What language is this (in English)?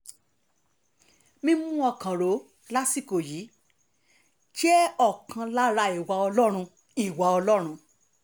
Yoruba